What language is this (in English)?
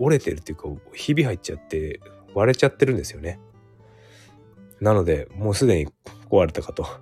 Japanese